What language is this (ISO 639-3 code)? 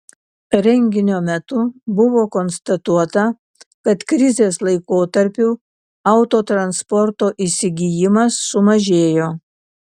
lit